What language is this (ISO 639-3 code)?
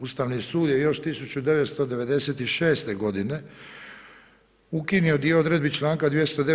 hrv